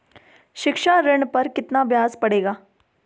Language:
Hindi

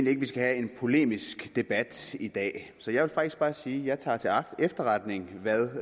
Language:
Danish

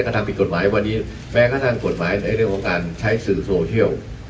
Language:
Thai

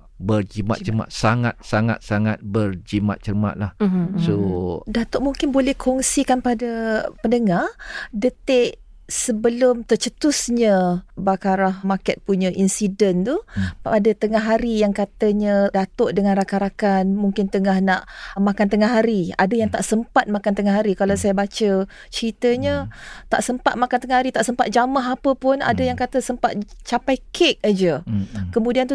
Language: Malay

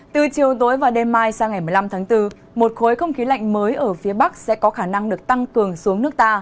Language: Vietnamese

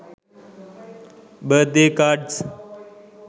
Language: Sinhala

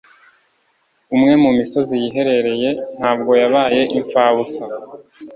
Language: Kinyarwanda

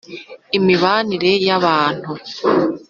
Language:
Kinyarwanda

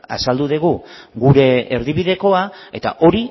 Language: Basque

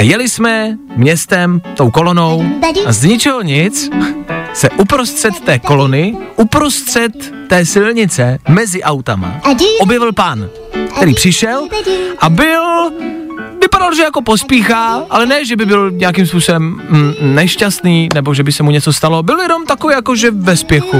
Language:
Czech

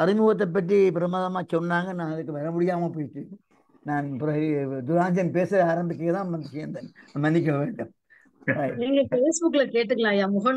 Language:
Tamil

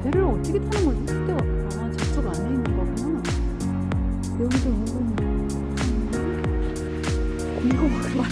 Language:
Korean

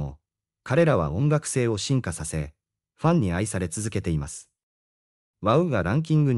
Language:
Japanese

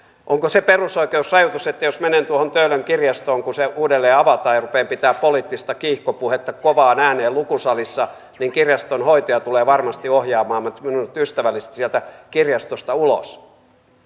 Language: Finnish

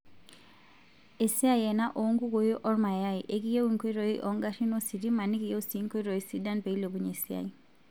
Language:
Masai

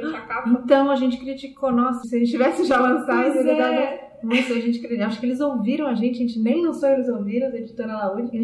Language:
Portuguese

